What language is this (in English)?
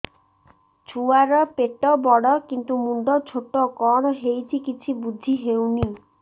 Odia